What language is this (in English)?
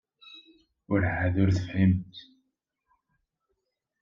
Kabyle